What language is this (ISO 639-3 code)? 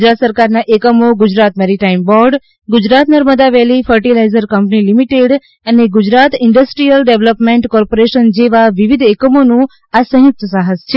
guj